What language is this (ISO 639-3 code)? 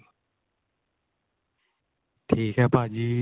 pan